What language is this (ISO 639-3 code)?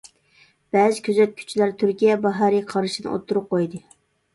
uig